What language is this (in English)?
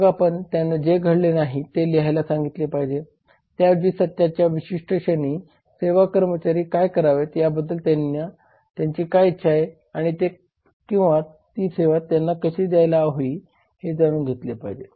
Marathi